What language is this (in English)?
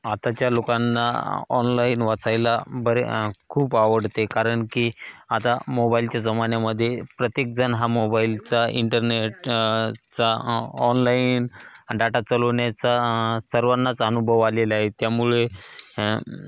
Marathi